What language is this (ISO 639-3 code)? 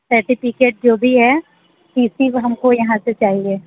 hin